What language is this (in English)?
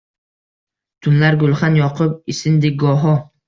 Uzbek